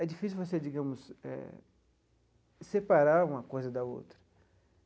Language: Portuguese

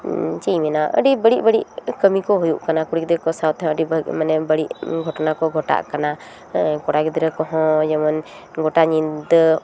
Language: Santali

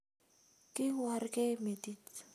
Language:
Kalenjin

